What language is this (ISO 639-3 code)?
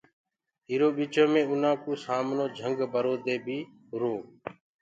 ggg